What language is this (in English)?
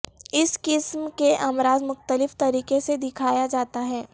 Urdu